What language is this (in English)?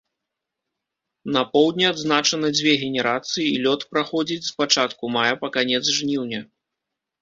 Belarusian